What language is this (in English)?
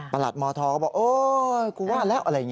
Thai